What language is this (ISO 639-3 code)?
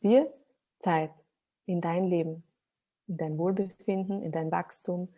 deu